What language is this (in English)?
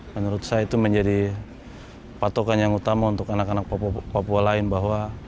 Indonesian